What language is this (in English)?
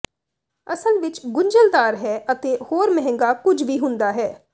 Punjabi